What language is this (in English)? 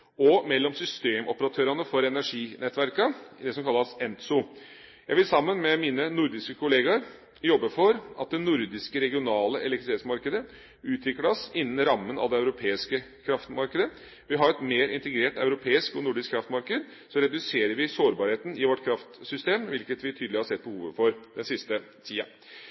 Norwegian Bokmål